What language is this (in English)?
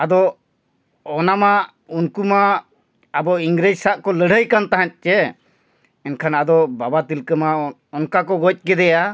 Santali